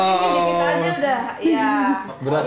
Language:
Indonesian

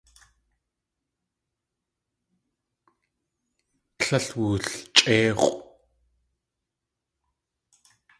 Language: Tlingit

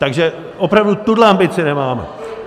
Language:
Czech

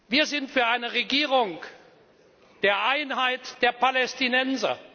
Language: German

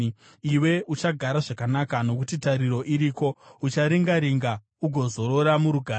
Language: Shona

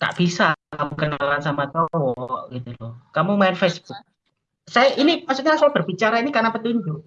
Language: Indonesian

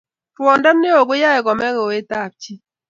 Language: Kalenjin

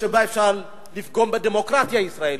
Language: Hebrew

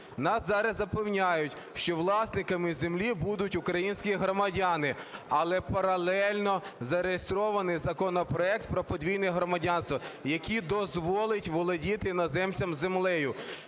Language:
Ukrainian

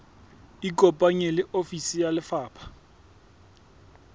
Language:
Southern Sotho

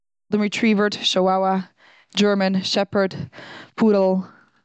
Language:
Yiddish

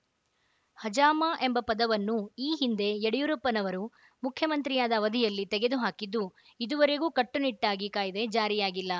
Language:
Kannada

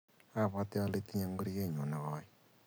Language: Kalenjin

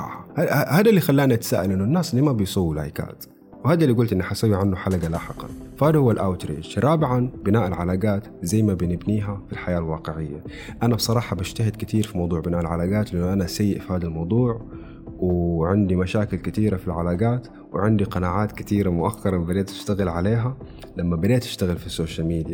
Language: Arabic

